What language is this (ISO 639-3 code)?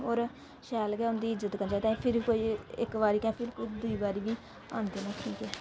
doi